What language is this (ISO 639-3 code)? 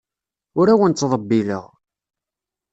kab